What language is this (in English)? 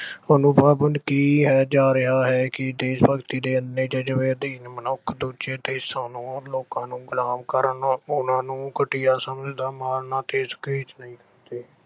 Punjabi